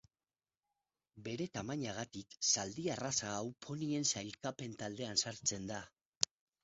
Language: Basque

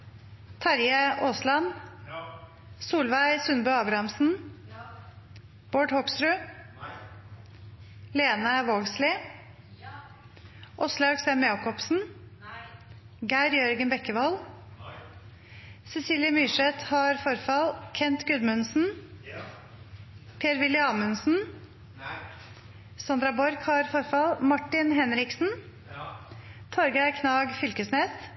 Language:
Norwegian Nynorsk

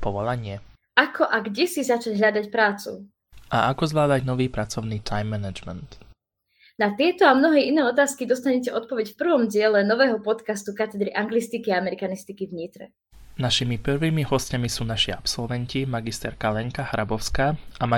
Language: Slovak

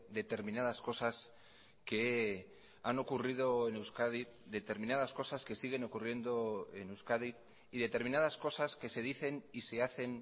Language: Spanish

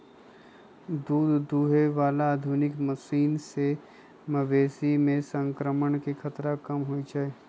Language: Magahi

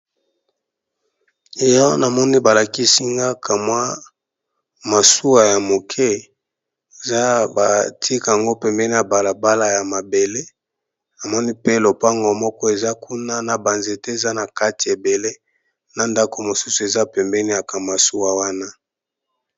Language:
Lingala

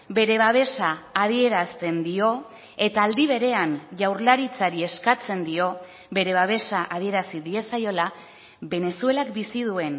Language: Basque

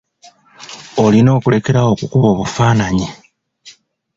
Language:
Ganda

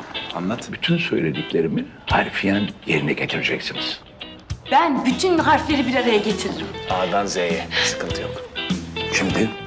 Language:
Turkish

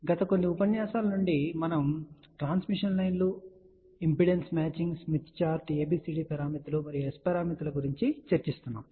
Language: Telugu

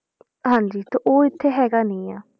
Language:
Punjabi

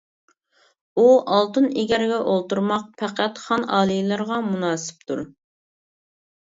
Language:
Uyghur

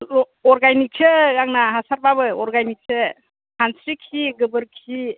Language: Bodo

